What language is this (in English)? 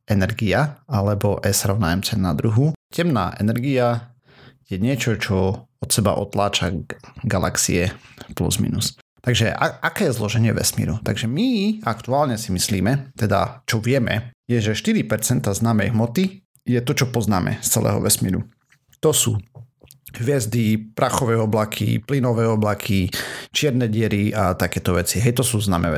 Slovak